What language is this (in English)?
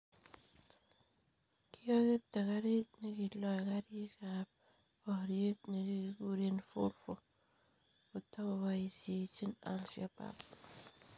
Kalenjin